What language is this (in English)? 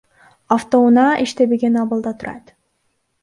Kyrgyz